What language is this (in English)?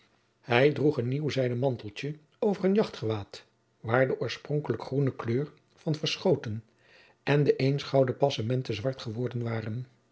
Dutch